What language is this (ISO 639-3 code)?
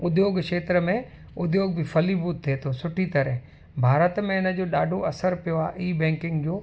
snd